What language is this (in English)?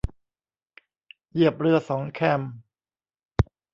Thai